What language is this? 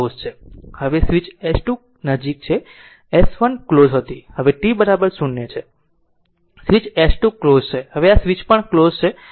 Gujarati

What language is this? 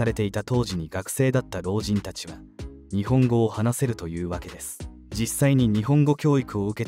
Japanese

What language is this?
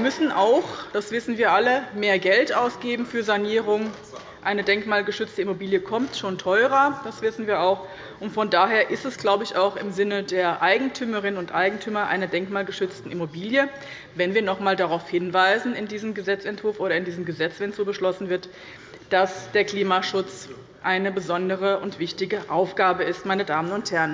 German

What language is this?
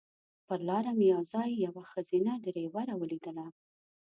Pashto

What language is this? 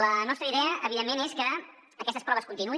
Catalan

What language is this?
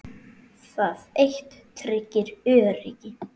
Icelandic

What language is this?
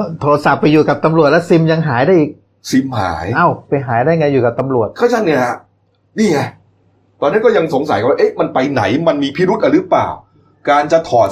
Thai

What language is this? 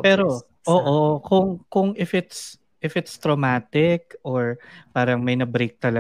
Filipino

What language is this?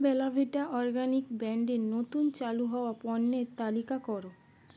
Bangla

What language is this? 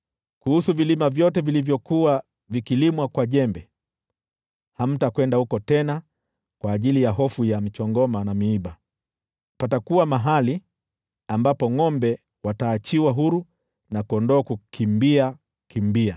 Swahili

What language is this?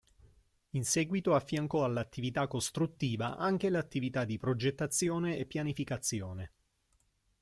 Italian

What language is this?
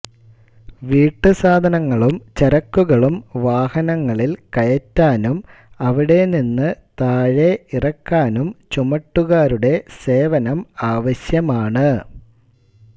Malayalam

